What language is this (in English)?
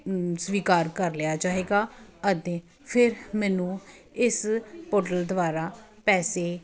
Punjabi